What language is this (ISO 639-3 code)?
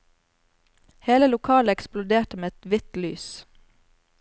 nor